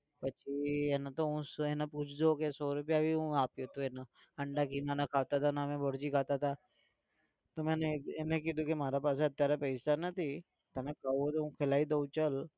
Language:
Gujarati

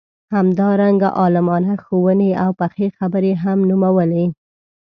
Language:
Pashto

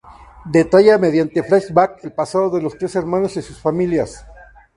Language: Spanish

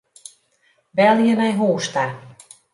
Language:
Western Frisian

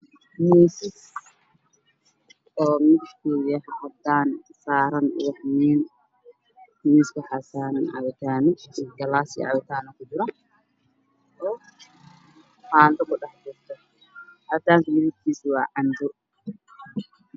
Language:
Somali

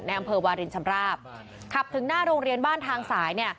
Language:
Thai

